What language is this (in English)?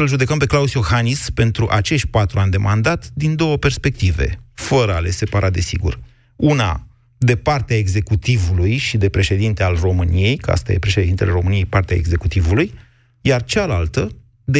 Romanian